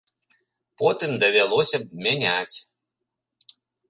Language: Belarusian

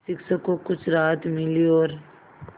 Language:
Hindi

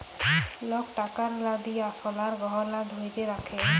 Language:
Bangla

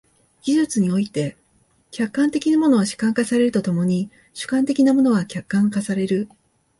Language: Japanese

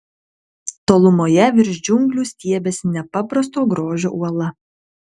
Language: Lithuanian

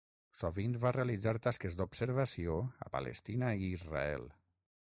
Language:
Catalan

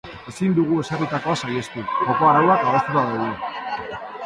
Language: Basque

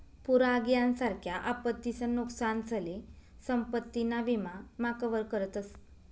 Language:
Marathi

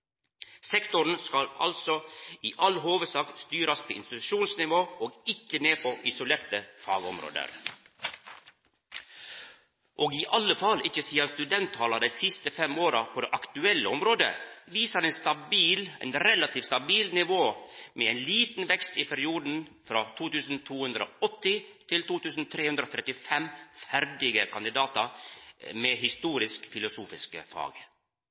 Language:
Norwegian Nynorsk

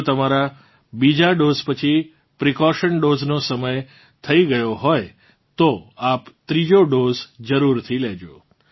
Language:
Gujarati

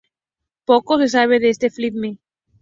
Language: Spanish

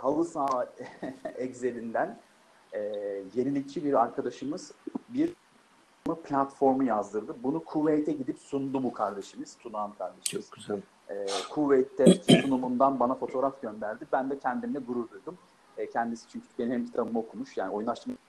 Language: Turkish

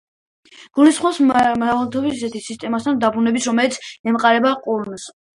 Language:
Georgian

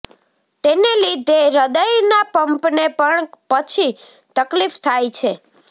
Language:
Gujarati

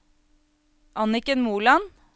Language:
Norwegian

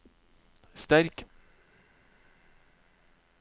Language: Norwegian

